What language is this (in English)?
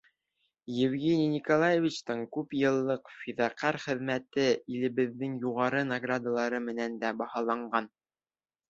Bashkir